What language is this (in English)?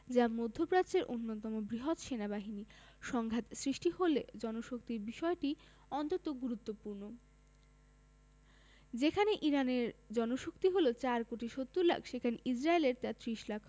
Bangla